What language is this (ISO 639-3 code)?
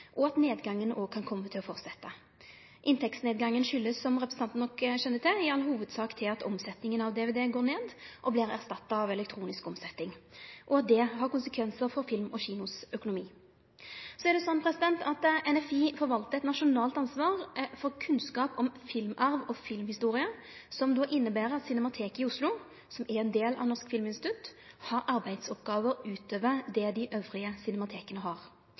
nno